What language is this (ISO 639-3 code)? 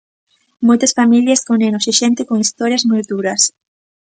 glg